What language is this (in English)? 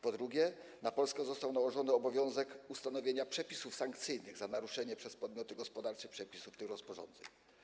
Polish